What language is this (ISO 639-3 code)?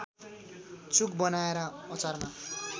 nep